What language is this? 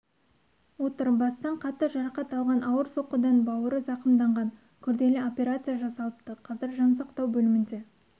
Kazakh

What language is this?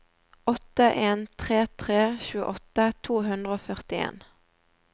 Norwegian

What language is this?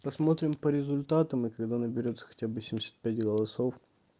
Russian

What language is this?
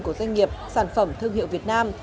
Vietnamese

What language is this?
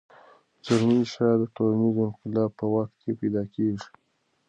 Pashto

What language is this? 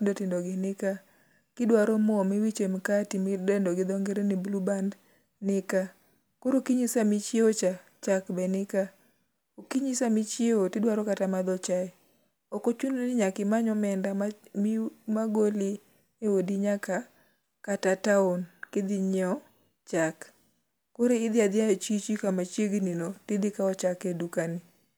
Luo (Kenya and Tanzania)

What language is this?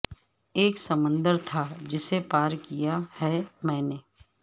Urdu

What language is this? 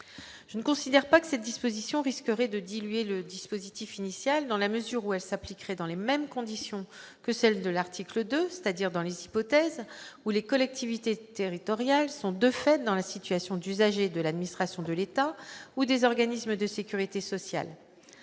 French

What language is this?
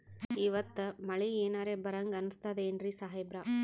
Kannada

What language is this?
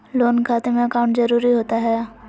Magahi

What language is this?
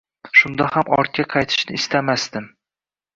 Uzbek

